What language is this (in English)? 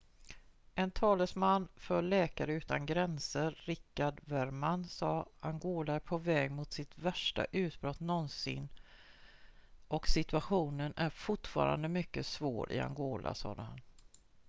Swedish